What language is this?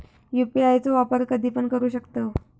Marathi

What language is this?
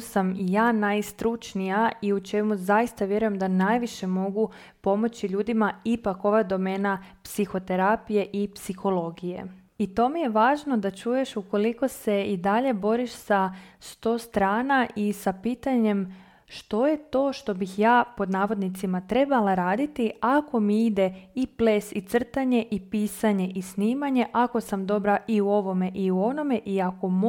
Croatian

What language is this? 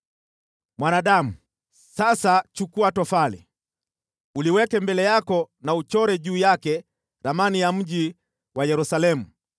Swahili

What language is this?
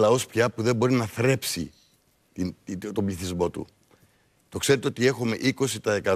Greek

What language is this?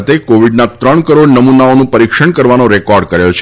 Gujarati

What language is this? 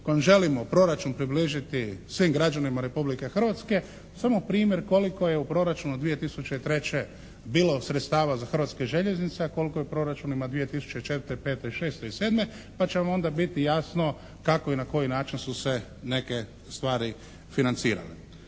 Croatian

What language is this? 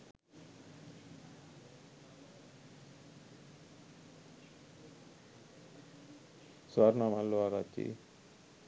Sinhala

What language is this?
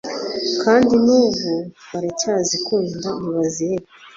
Kinyarwanda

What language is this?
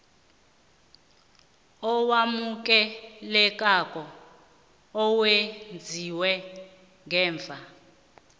South Ndebele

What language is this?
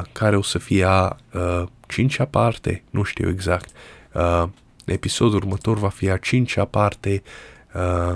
Romanian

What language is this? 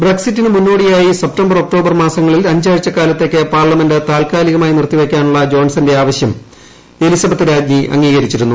Malayalam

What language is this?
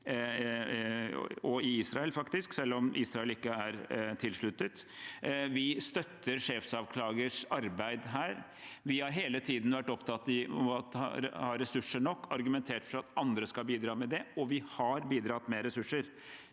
Norwegian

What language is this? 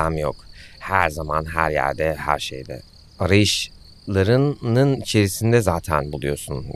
Turkish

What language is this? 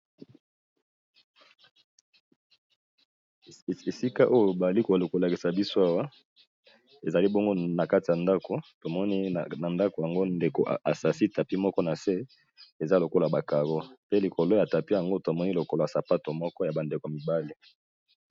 Lingala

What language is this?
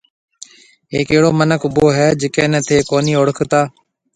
Marwari (Pakistan)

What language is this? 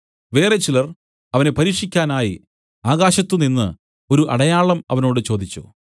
Malayalam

